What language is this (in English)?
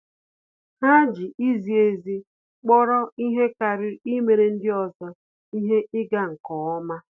Igbo